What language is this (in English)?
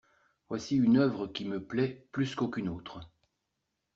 French